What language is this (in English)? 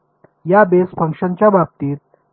Marathi